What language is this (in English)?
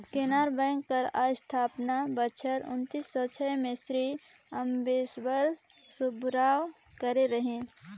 Chhattisgarhi